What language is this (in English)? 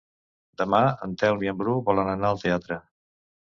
Catalan